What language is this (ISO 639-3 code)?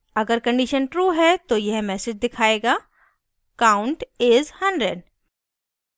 hin